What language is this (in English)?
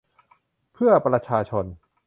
Thai